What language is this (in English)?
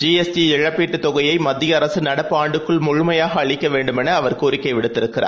Tamil